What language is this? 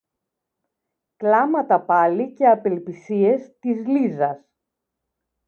Greek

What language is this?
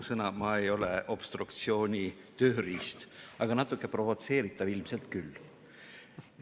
Estonian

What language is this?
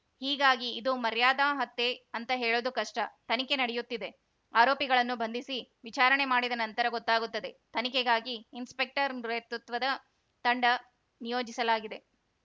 Kannada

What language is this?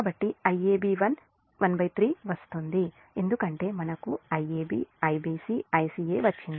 Telugu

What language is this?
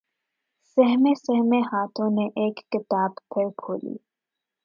Urdu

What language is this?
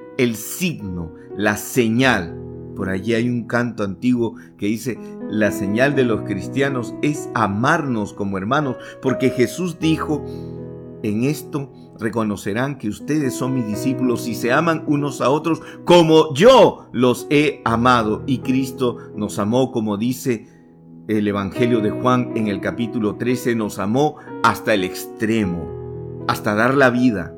Spanish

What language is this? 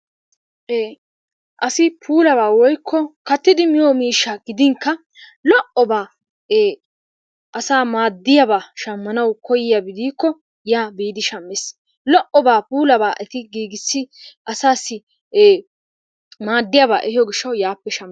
Wolaytta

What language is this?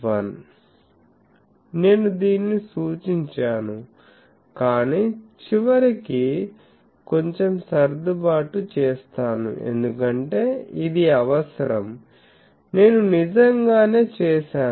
Telugu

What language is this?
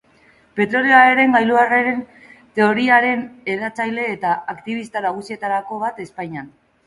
Basque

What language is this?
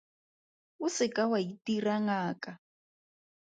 Tswana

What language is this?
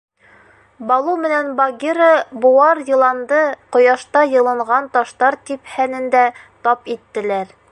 Bashkir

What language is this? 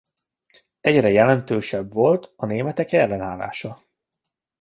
Hungarian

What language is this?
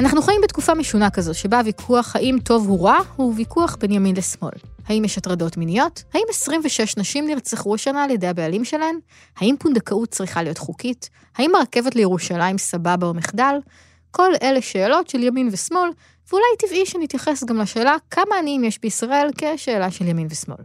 Hebrew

